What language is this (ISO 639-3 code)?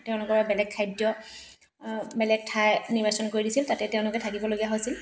asm